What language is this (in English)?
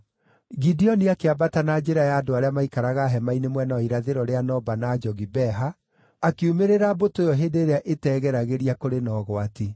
Kikuyu